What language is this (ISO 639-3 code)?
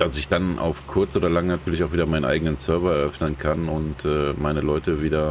deu